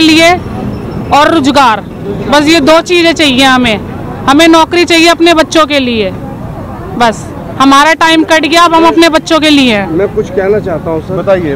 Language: Hindi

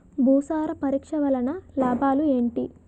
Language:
Telugu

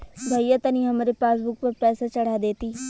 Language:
Bhojpuri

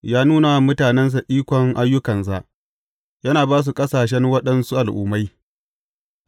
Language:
Hausa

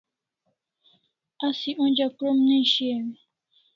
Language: Kalasha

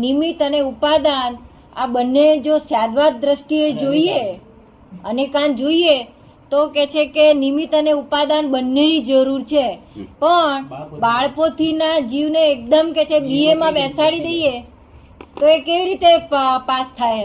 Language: Gujarati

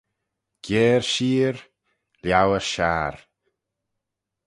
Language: Manx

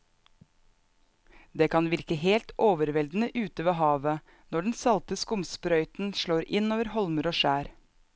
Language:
Norwegian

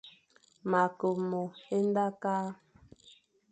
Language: Fang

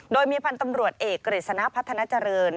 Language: Thai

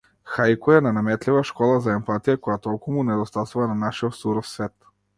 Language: Macedonian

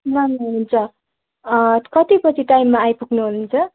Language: Nepali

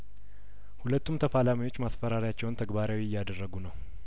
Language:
Amharic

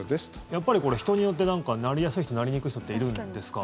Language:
Japanese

